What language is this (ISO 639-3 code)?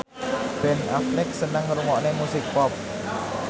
jav